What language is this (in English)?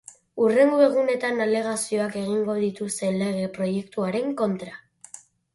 Basque